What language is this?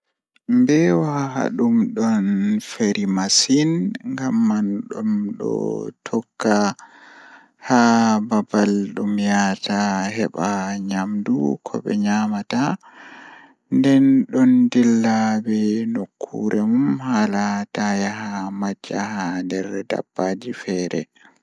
Fula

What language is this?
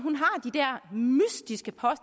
Danish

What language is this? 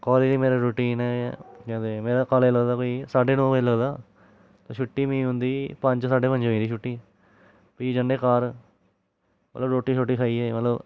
Dogri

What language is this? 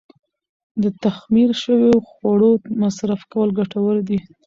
Pashto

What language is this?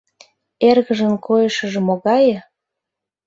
Mari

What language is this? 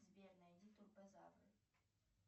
Russian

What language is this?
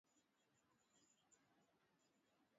Swahili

